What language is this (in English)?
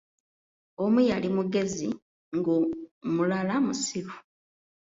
Ganda